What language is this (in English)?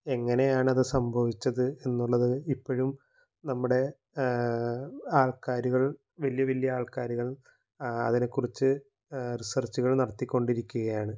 Malayalam